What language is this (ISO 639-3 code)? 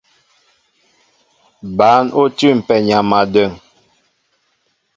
mbo